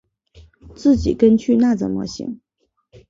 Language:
Chinese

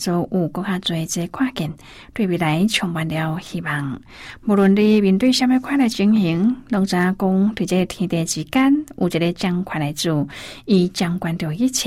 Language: Chinese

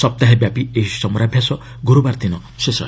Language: Odia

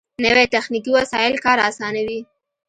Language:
Pashto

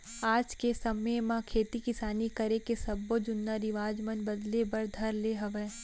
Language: Chhattisgarhi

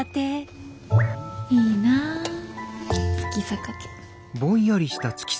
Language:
Japanese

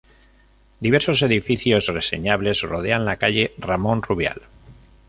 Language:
Spanish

